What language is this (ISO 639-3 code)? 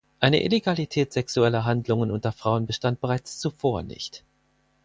deu